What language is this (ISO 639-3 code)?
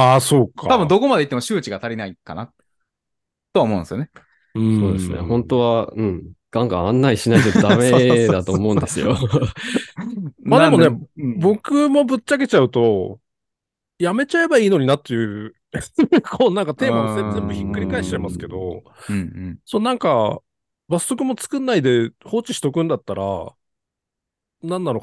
jpn